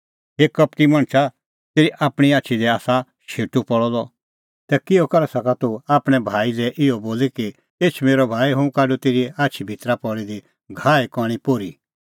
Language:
Kullu Pahari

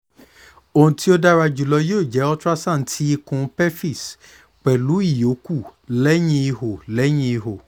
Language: Yoruba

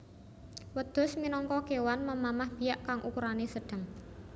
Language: Javanese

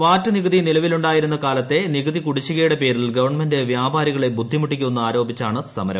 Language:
Malayalam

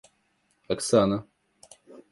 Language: Russian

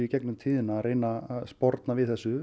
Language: Icelandic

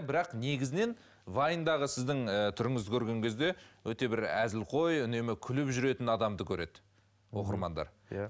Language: Kazakh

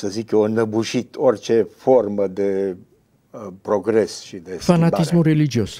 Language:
Romanian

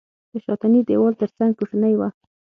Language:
Pashto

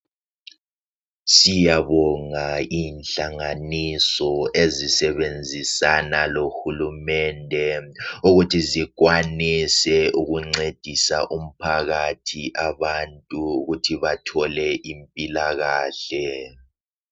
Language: North Ndebele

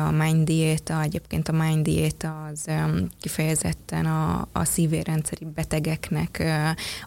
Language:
Hungarian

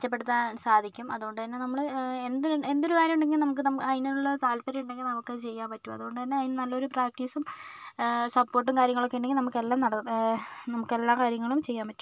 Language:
Malayalam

